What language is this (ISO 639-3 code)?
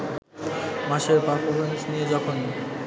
ben